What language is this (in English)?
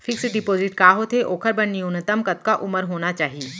Chhattisgarhi